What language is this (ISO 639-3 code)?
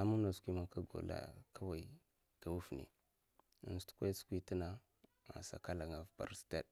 maf